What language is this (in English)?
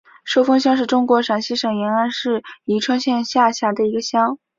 Chinese